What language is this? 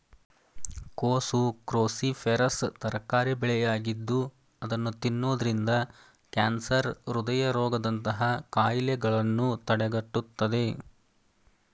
Kannada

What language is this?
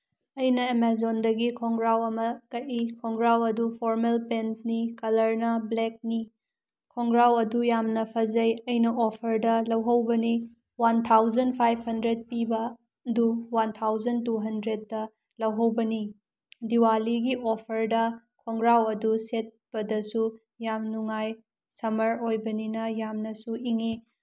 Manipuri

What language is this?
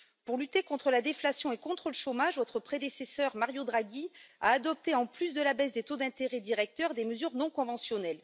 French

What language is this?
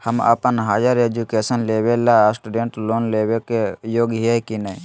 Magahi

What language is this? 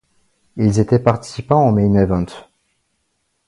French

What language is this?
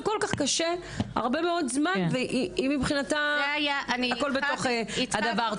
Hebrew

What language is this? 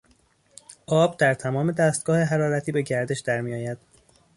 Persian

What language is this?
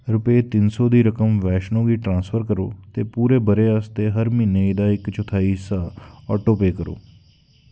Dogri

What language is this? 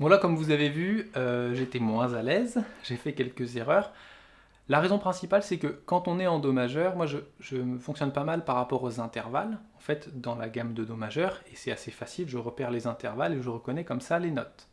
French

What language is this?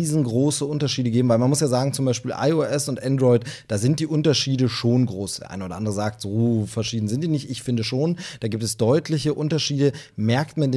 German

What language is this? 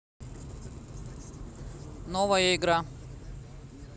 Russian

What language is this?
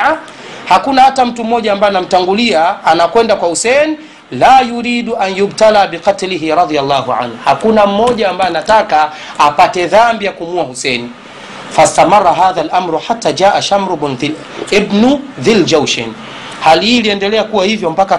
Swahili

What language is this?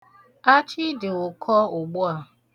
Igbo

